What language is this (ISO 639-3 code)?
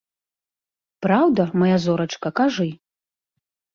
bel